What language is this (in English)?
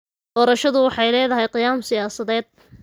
Somali